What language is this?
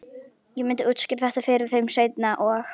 Icelandic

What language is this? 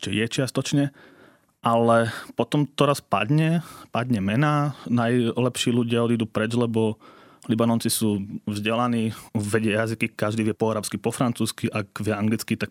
Slovak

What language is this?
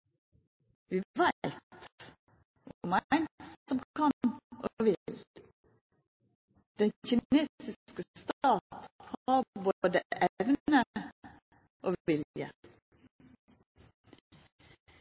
Norwegian Nynorsk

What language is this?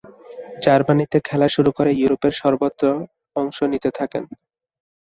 Bangla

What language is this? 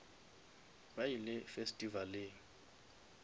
Northern Sotho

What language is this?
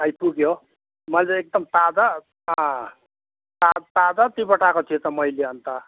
Nepali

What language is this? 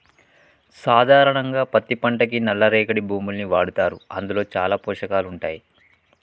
Telugu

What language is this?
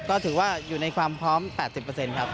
Thai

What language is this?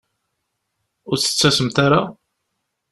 Kabyle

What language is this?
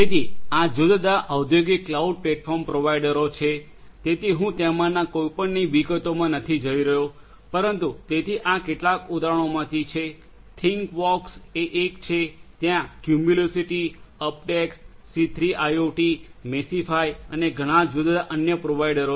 Gujarati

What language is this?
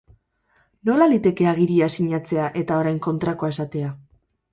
Basque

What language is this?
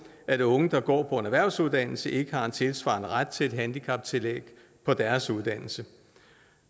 Danish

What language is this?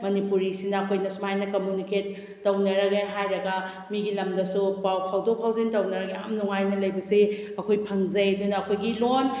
Manipuri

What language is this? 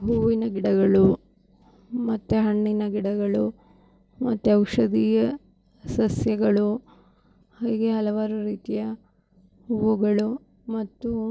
Kannada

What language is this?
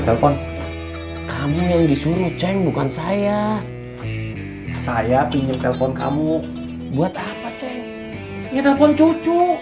Indonesian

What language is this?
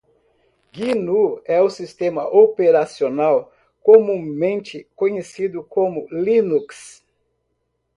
Portuguese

